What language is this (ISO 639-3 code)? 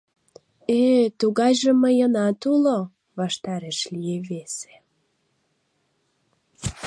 chm